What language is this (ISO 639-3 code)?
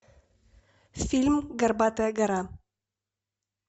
rus